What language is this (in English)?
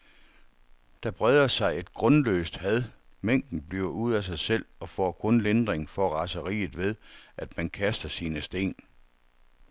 Danish